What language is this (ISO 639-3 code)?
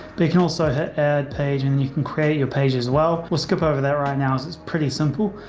eng